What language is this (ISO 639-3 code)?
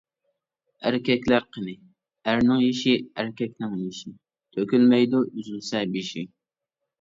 uig